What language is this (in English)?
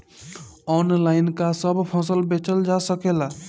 Bhojpuri